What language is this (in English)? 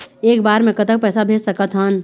Chhattisgarhi